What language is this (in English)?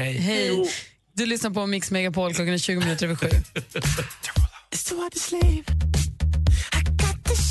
Swedish